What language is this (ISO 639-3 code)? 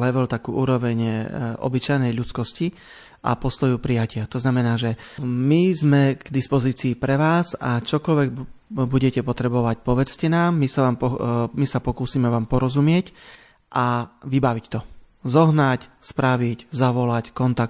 slk